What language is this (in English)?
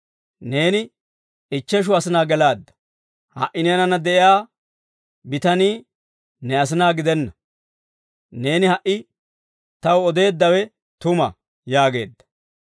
Dawro